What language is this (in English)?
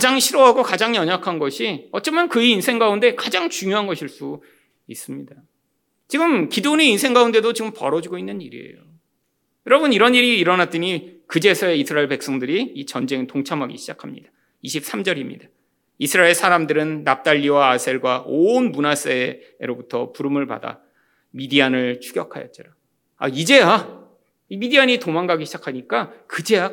Korean